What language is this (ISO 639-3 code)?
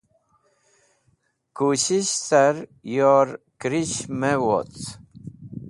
wbl